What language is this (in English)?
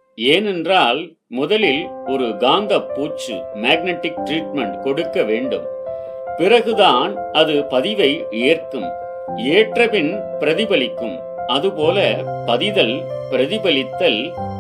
Tamil